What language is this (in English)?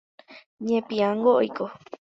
Guarani